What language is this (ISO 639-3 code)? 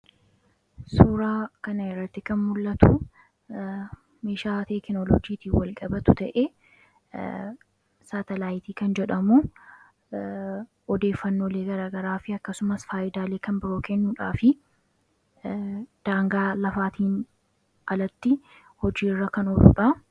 orm